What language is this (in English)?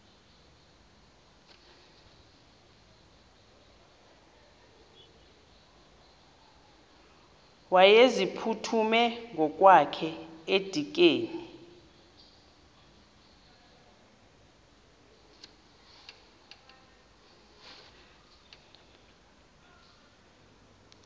Xhosa